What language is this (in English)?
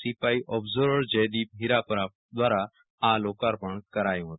Gujarati